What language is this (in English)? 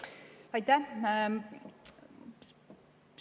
Estonian